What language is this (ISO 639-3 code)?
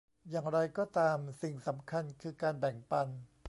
tha